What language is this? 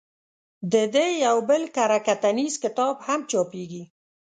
Pashto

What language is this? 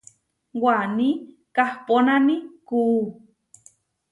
Huarijio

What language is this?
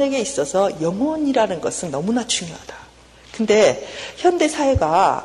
Korean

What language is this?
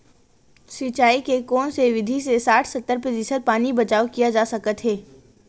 Chhattisgarhi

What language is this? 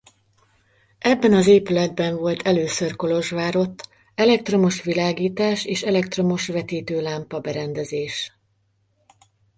Hungarian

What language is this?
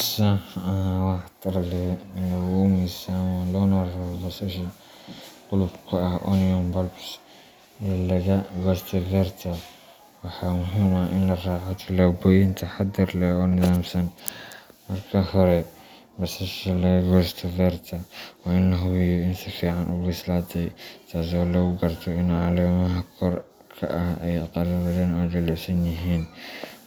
Somali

